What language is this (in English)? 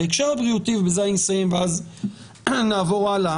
Hebrew